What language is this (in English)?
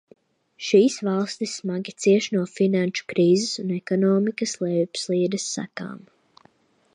Latvian